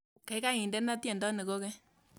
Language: Kalenjin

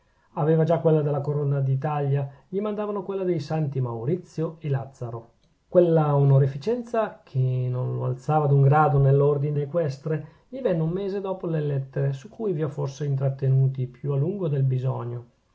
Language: Italian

